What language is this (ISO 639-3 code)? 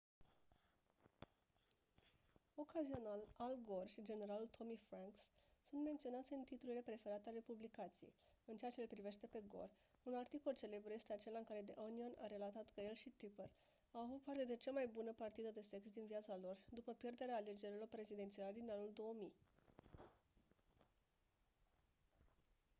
ron